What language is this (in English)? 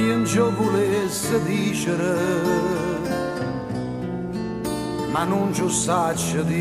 Romanian